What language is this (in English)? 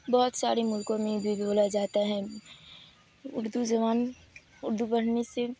Urdu